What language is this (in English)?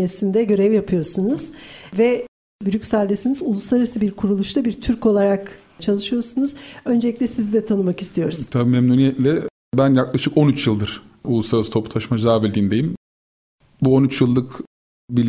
Turkish